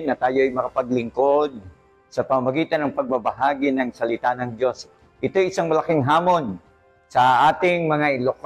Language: Filipino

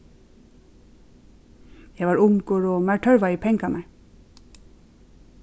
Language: Faroese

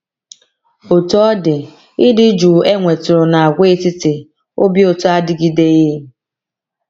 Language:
Igbo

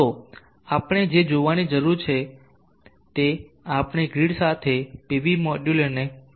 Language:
Gujarati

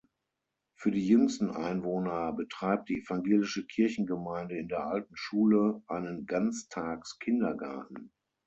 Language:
German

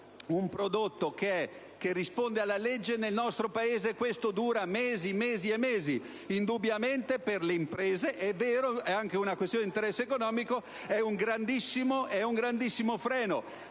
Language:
Italian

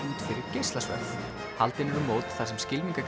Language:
Icelandic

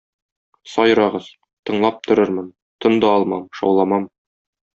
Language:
Tatar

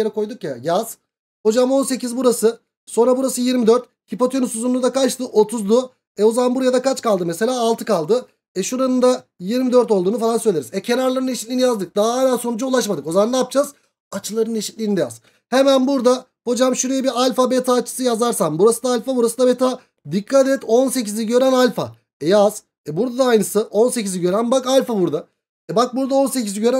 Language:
Turkish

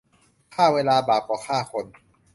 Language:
Thai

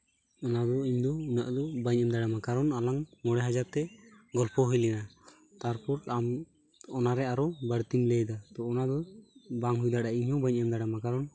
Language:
Santali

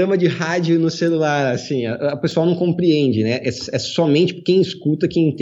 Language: Portuguese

